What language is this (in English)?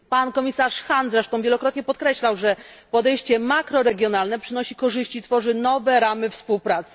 Polish